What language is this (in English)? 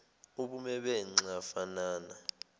Zulu